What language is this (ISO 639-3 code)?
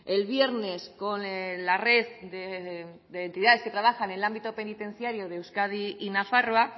spa